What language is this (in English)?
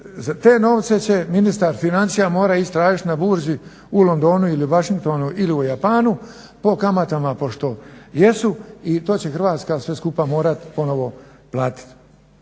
Croatian